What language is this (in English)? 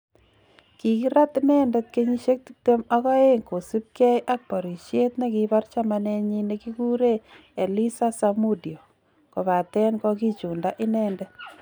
Kalenjin